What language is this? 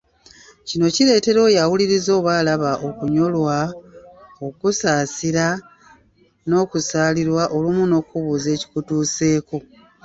Ganda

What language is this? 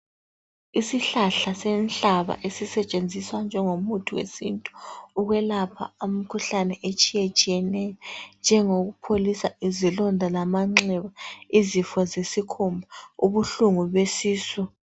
North Ndebele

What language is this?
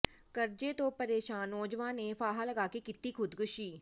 Punjabi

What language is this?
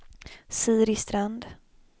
Swedish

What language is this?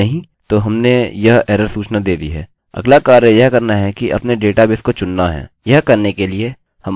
Hindi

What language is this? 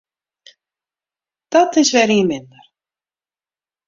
Western Frisian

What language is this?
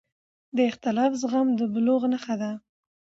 Pashto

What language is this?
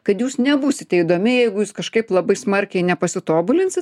Lithuanian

